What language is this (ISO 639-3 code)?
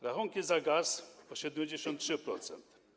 pol